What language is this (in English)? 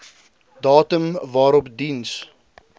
Afrikaans